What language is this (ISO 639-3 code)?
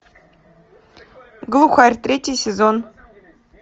rus